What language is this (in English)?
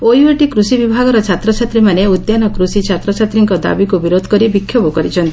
Odia